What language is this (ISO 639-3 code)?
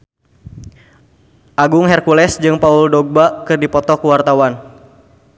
sun